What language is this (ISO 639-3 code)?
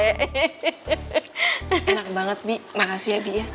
ind